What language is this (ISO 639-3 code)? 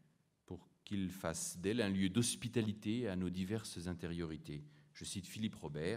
fra